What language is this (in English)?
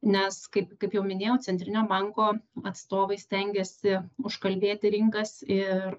Lithuanian